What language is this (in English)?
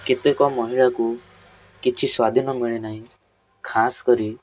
Odia